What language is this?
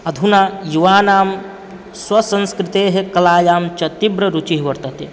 Sanskrit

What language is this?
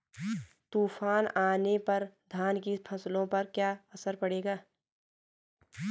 Hindi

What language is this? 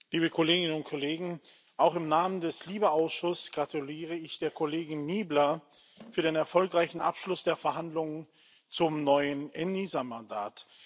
German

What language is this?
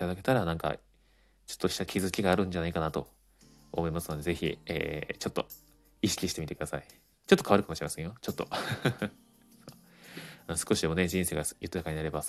Japanese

